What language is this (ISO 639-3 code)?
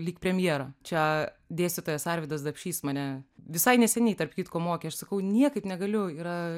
lit